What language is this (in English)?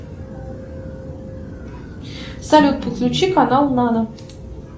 Russian